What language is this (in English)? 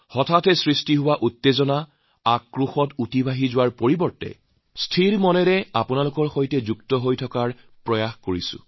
Assamese